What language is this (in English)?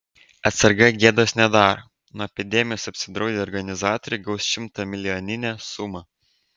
Lithuanian